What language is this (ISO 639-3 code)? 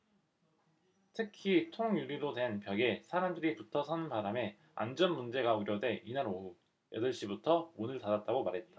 kor